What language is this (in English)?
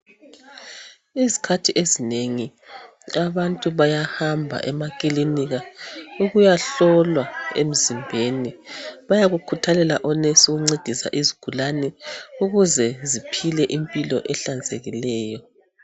North Ndebele